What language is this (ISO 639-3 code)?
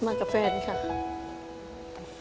tha